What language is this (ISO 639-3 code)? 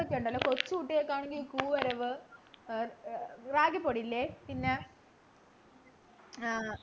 mal